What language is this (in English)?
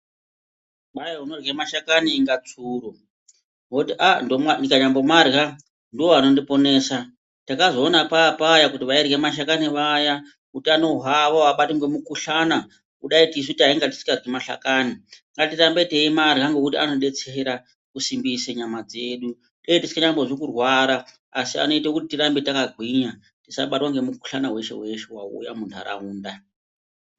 Ndau